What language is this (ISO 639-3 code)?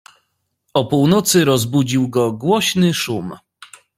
pol